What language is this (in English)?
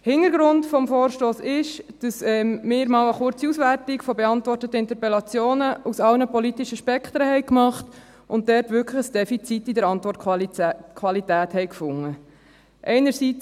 Swiss German